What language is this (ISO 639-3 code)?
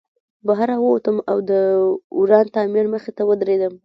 pus